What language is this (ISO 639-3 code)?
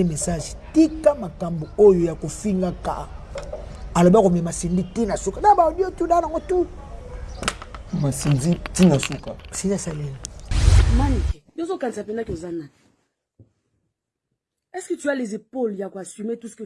fra